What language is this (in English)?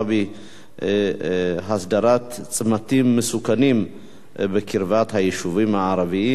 Hebrew